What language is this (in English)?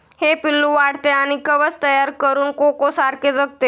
Marathi